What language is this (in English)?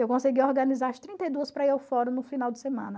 Portuguese